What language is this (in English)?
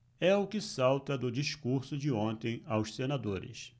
Portuguese